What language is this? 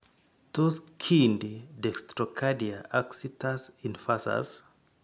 Kalenjin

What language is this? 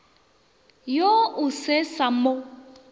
Northern Sotho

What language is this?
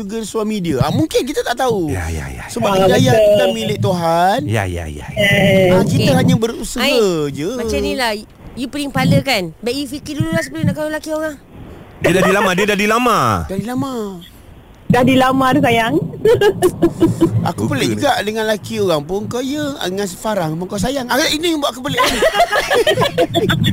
Malay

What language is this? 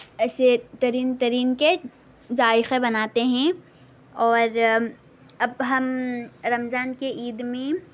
Urdu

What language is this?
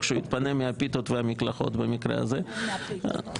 Hebrew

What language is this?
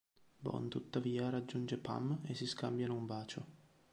Italian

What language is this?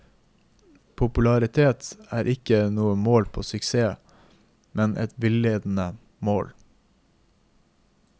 Norwegian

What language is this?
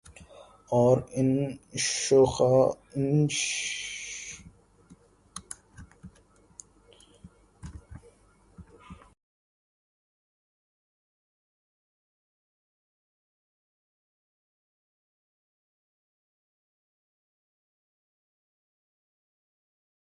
Urdu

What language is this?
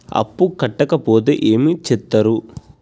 Telugu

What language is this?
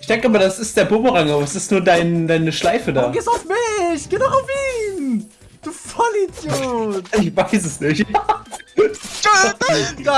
German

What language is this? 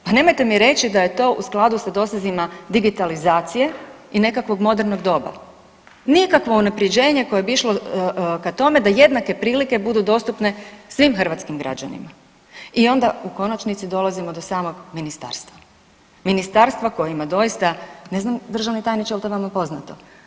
Croatian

